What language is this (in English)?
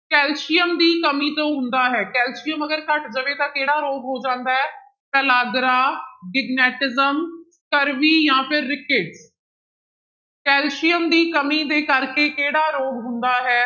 Punjabi